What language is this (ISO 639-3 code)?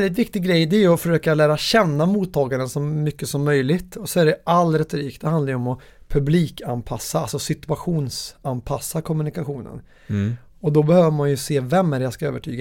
swe